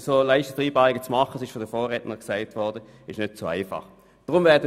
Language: Swiss German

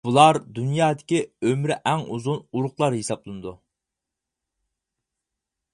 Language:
Uyghur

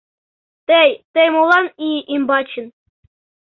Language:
Mari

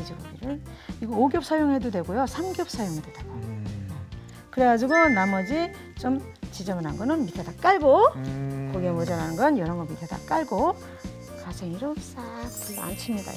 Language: Korean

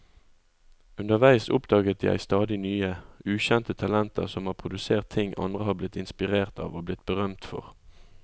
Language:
Norwegian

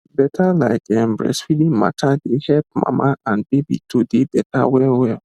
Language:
Nigerian Pidgin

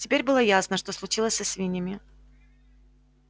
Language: Russian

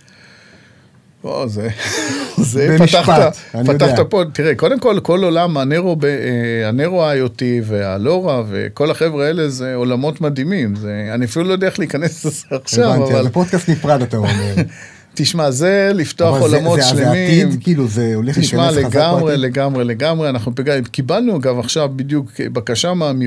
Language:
Hebrew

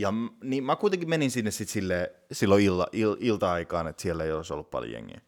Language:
Finnish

